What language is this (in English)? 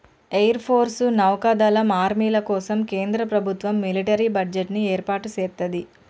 Telugu